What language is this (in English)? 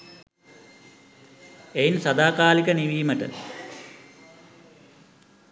Sinhala